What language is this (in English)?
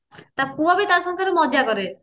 Odia